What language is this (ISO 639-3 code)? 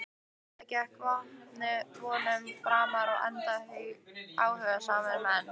isl